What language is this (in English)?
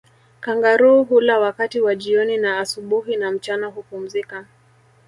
Swahili